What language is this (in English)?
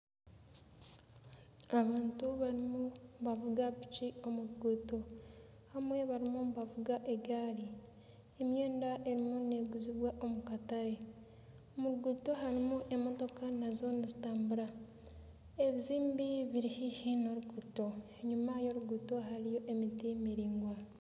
Nyankole